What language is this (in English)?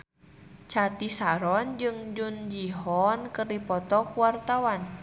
Sundanese